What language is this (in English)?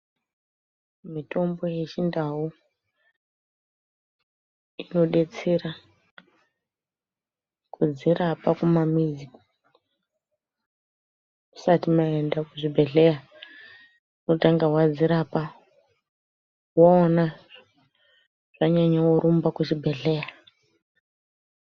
Ndau